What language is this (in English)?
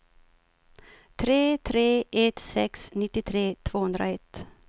Swedish